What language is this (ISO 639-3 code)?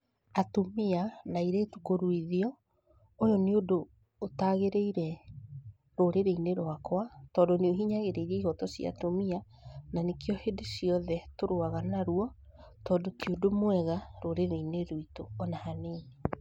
kik